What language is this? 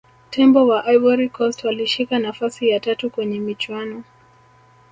Swahili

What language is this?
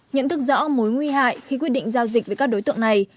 Vietnamese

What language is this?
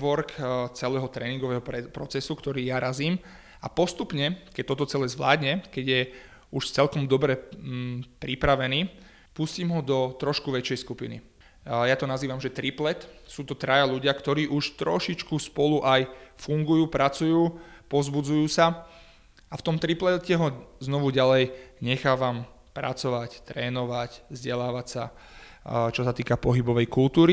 Slovak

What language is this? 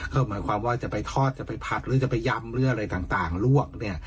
Thai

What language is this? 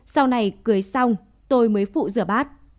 Vietnamese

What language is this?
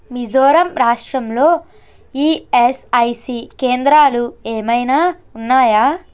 Telugu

